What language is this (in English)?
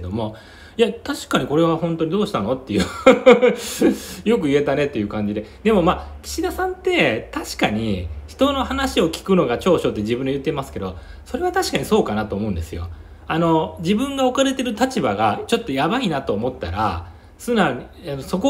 Japanese